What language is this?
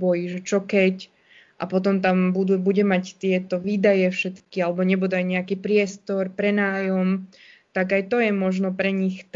Slovak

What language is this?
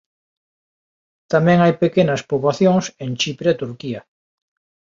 Galician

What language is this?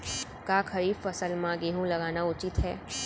Chhattisgarhi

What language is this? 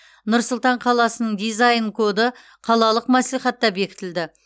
Kazakh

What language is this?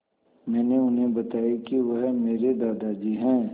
Hindi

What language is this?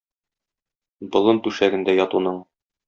Tatar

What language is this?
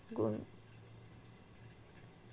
Marathi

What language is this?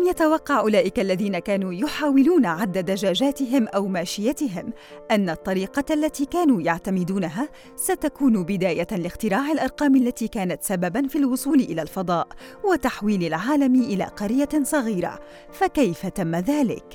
Arabic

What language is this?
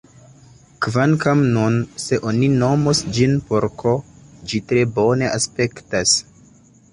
Esperanto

